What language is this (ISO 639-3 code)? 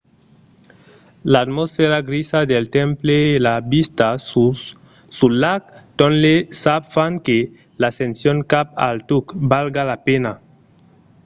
oci